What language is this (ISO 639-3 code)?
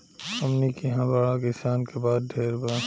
bho